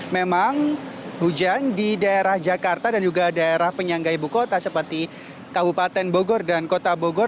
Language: Indonesian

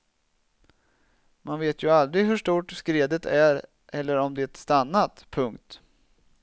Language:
Swedish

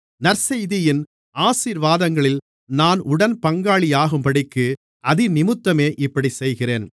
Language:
Tamil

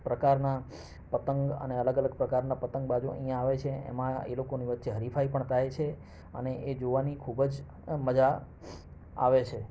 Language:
Gujarati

